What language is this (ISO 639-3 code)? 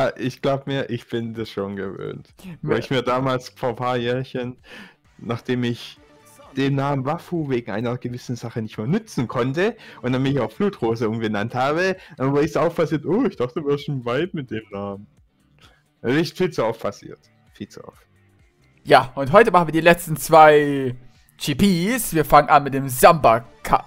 deu